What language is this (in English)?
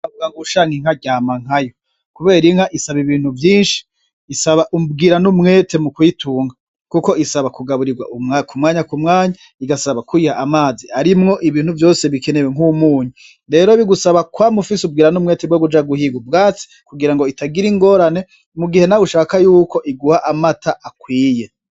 Rundi